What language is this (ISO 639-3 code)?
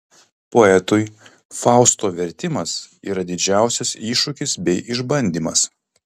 lit